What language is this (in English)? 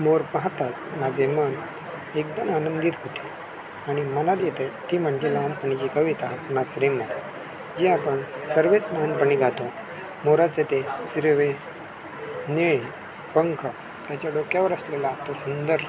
Marathi